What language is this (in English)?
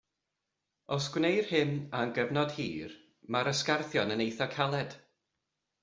Welsh